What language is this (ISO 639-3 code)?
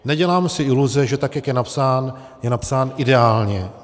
ces